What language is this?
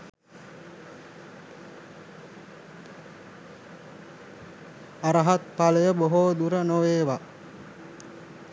Sinhala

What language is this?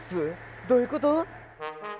Japanese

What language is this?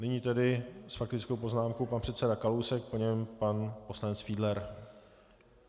Czech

